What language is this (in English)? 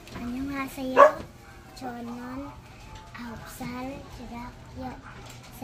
Korean